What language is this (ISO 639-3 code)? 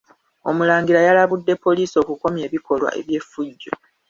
lug